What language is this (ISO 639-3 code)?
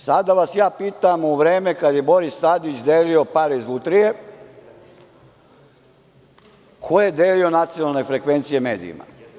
srp